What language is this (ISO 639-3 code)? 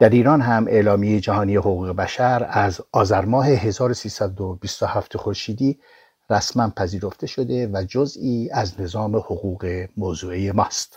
fas